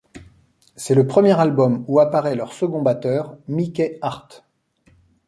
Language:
French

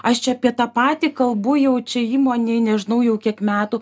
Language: Lithuanian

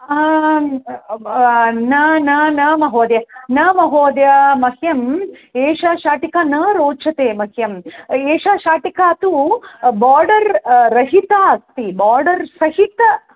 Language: Sanskrit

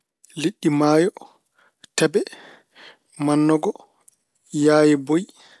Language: Fula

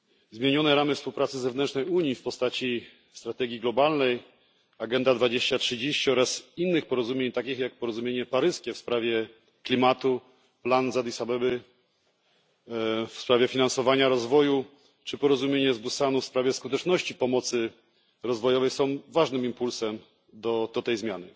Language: Polish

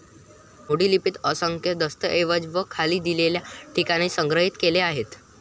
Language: Marathi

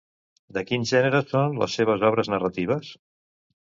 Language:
Catalan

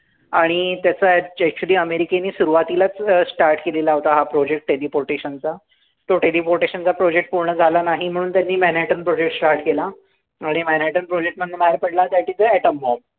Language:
Marathi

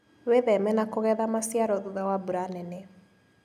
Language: Kikuyu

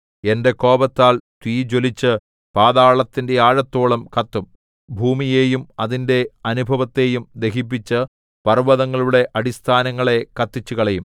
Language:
Malayalam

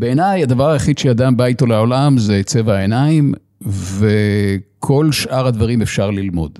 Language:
Hebrew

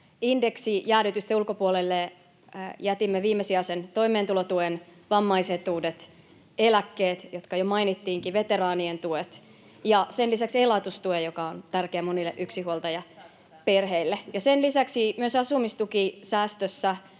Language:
Finnish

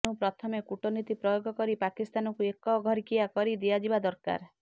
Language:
Odia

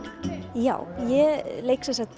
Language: Icelandic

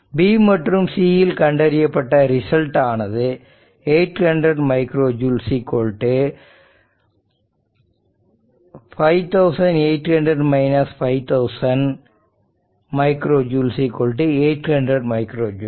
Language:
Tamil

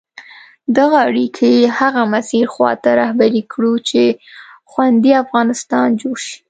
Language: Pashto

